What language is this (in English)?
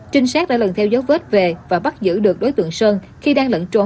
Vietnamese